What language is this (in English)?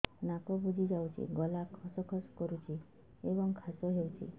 Odia